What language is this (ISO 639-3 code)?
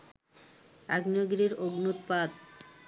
ben